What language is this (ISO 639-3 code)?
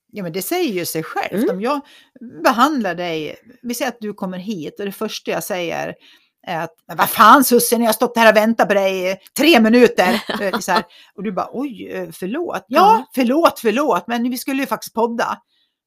swe